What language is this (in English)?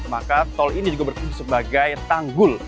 Indonesian